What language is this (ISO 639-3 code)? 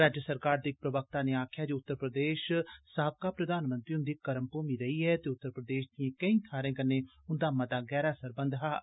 doi